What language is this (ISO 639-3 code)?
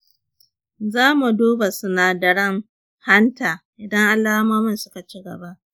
hau